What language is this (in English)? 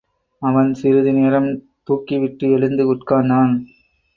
Tamil